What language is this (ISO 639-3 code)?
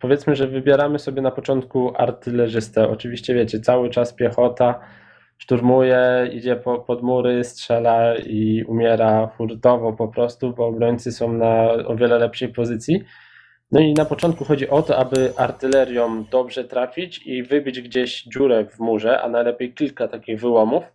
pol